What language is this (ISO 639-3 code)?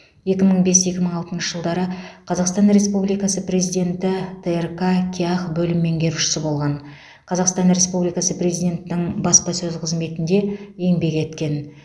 kaz